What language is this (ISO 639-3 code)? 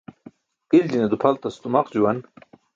bsk